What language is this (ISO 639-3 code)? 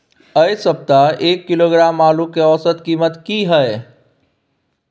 mai